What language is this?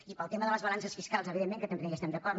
Catalan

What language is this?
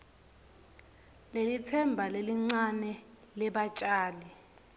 Swati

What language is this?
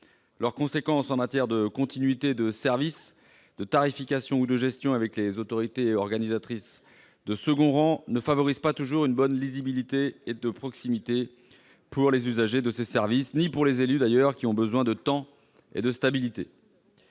French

